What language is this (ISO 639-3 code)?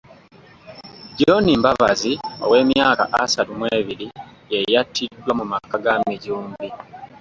lug